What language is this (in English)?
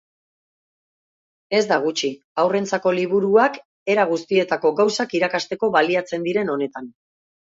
Basque